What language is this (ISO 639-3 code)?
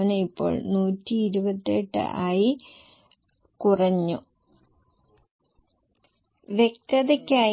mal